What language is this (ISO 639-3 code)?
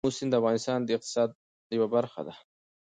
pus